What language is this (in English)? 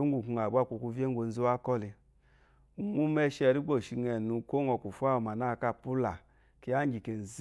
Eloyi